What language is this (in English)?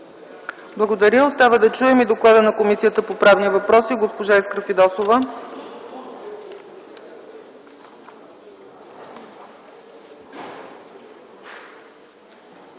Bulgarian